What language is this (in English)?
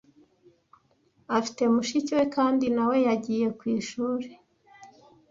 Kinyarwanda